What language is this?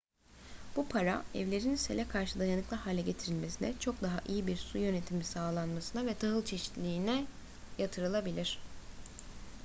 Turkish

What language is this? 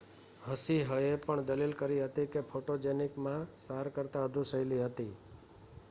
Gujarati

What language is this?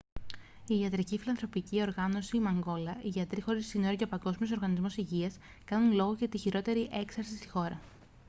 Greek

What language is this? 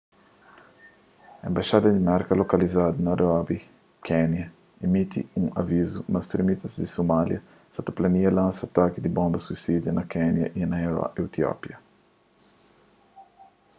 Kabuverdianu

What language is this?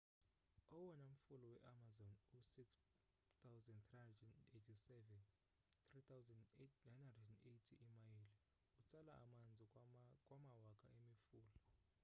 Xhosa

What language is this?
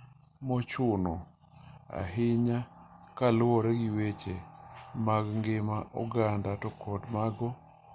Luo (Kenya and Tanzania)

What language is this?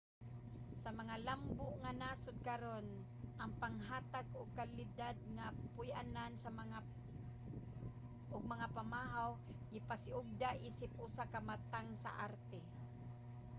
Cebuano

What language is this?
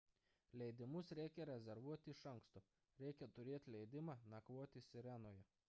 Lithuanian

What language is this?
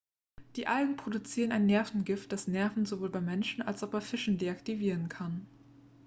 German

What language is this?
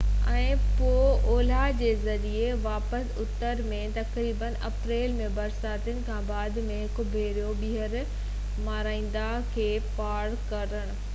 Sindhi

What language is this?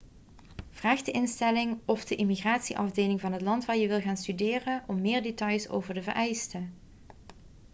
Dutch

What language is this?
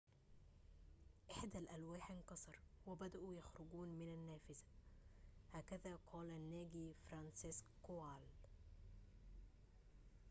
Arabic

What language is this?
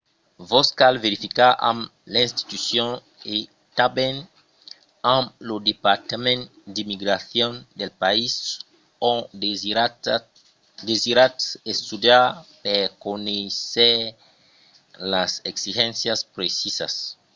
Occitan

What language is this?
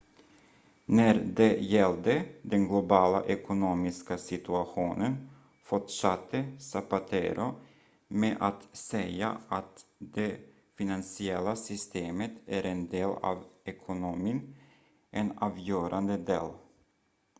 Swedish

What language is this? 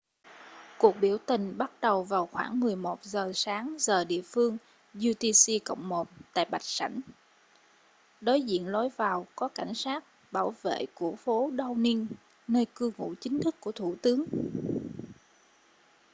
Vietnamese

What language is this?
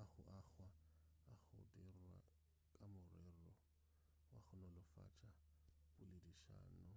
Northern Sotho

